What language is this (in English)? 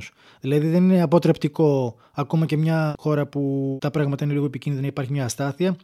Greek